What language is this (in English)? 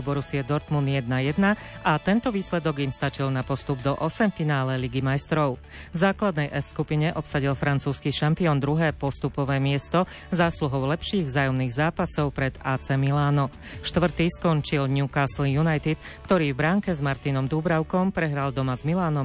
Slovak